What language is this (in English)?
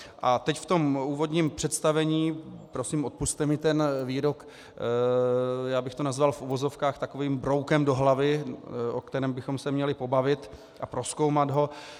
Czech